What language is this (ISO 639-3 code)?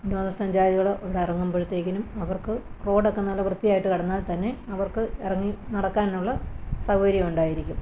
mal